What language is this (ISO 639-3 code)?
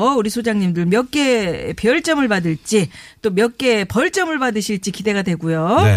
kor